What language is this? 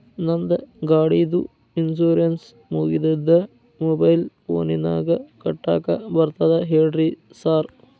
Kannada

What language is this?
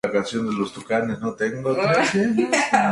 Spanish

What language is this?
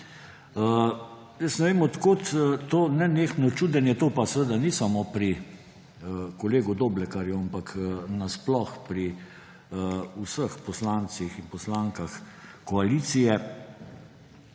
Slovenian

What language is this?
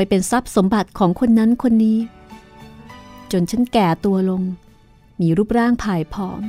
Thai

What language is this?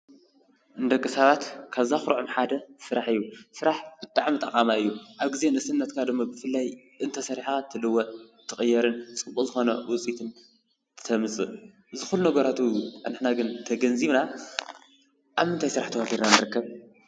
Tigrinya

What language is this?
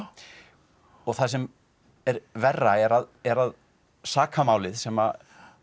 Icelandic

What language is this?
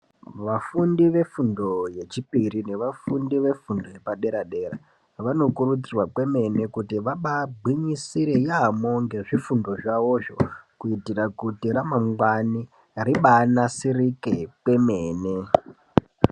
Ndau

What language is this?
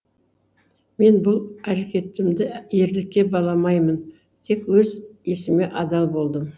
Kazakh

